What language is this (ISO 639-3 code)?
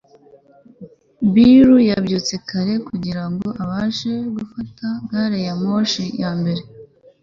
kin